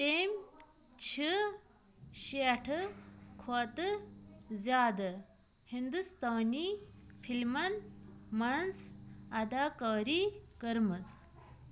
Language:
Kashmiri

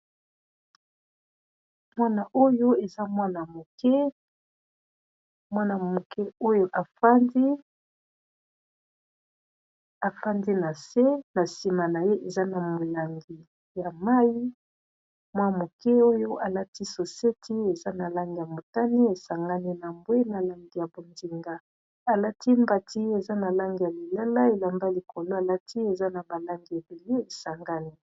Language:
Lingala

